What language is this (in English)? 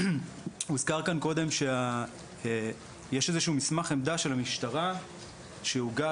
Hebrew